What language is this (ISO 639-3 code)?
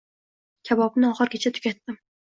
uzb